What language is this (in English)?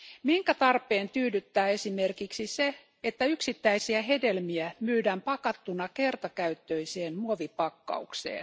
Finnish